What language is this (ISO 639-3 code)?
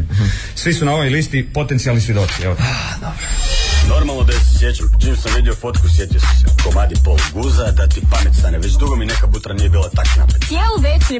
hrv